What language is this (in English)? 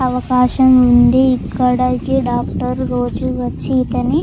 Telugu